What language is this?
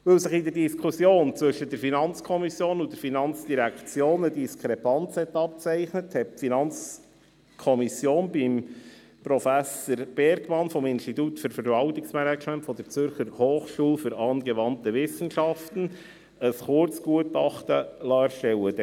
Swiss German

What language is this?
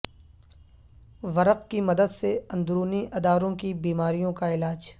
Urdu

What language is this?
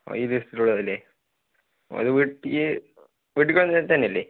Malayalam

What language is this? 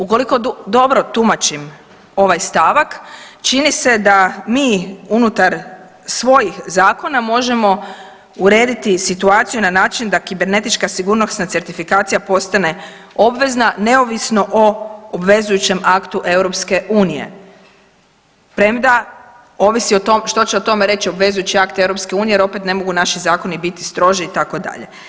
Croatian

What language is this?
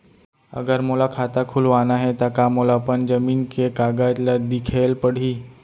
Chhattisgarhi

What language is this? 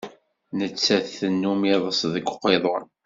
Kabyle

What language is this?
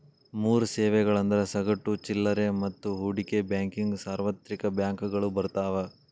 Kannada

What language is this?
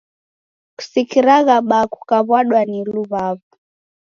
Taita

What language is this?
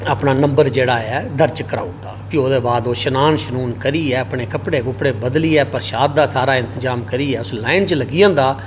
Dogri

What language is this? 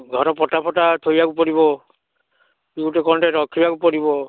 Odia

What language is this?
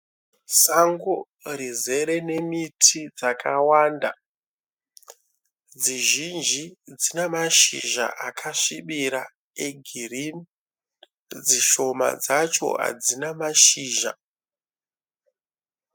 Shona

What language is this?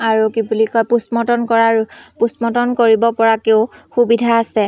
Assamese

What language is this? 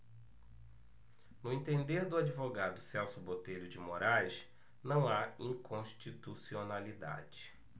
Portuguese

